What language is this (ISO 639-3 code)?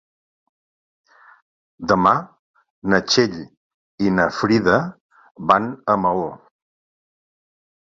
cat